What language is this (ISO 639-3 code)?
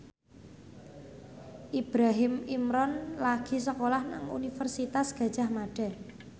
jav